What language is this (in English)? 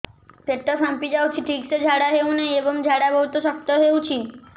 Odia